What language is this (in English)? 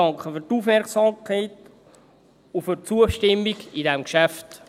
Swiss German